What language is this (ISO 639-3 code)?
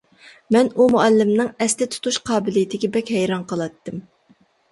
uig